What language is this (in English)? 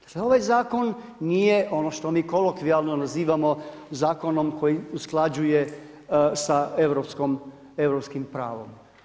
Croatian